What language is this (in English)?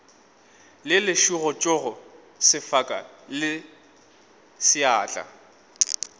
Northern Sotho